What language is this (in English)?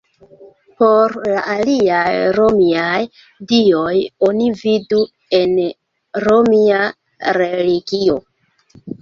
Esperanto